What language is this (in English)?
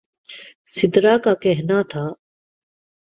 Urdu